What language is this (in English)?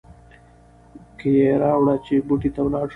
Pashto